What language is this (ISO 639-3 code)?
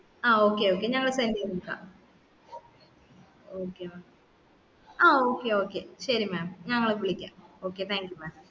mal